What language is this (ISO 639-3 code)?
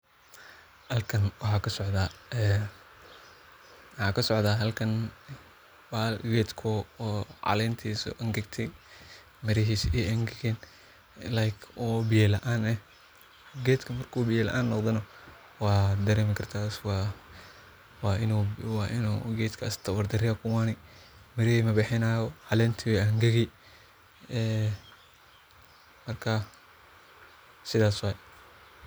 som